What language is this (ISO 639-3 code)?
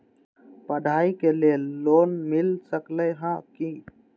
mag